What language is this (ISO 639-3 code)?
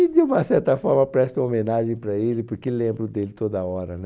por